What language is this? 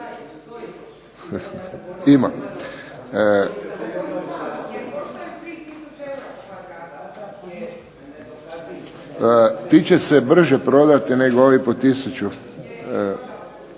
Croatian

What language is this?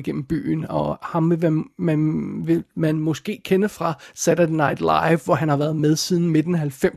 Danish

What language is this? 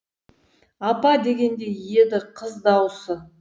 Kazakh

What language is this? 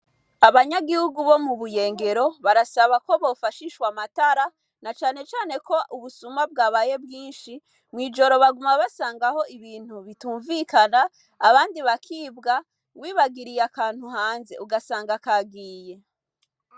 Rundi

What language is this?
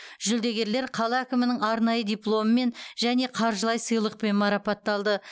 Kazakh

